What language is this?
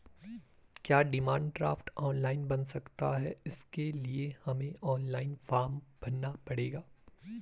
Hindi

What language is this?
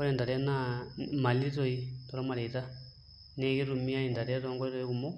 Masai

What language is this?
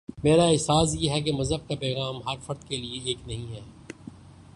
Urdu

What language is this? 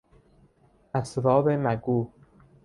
Persian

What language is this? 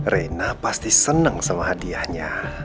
Indonesian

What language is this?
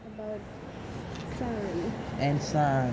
English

